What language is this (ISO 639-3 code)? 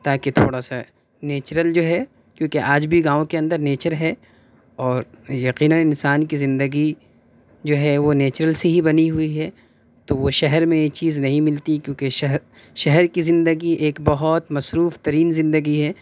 urd